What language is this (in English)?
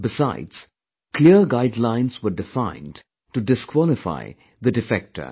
English